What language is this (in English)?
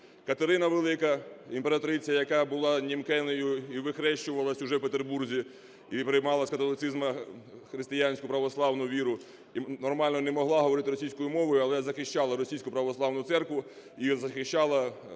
Ukrainian